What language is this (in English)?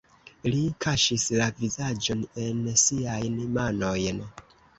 Esperanto